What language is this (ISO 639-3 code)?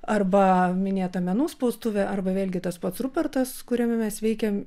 lit